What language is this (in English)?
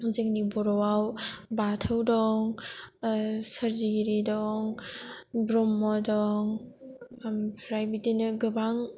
Bodo